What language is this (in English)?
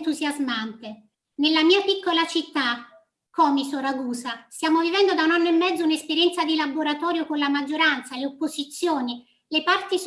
Italian